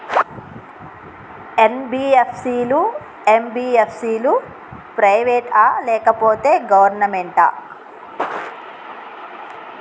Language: Telugu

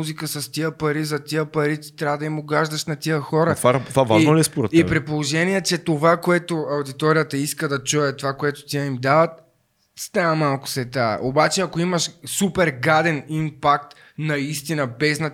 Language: Bulgarian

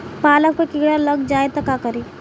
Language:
Bhojpuri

